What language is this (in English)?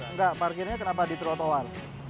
Indonesian